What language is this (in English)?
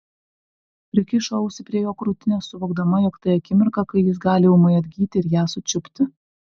Lithuanian